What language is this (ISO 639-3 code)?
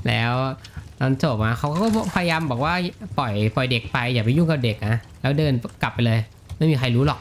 tha